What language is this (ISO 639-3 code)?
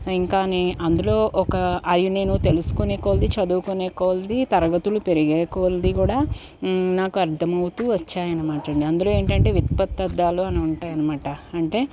tel